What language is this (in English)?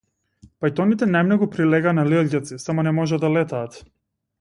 Macedonian